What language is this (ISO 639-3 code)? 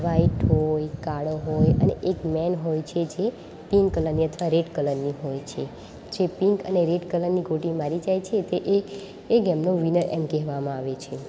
guj